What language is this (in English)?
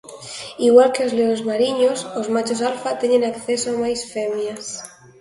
Galician